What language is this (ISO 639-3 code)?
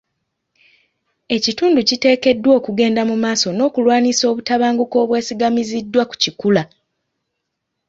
lug